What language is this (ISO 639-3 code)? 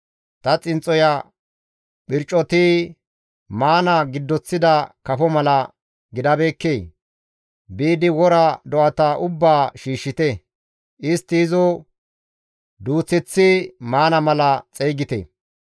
gmv